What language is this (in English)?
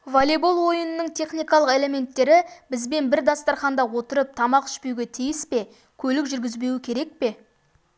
Kazakh